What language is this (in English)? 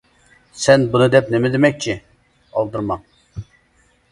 Uyghur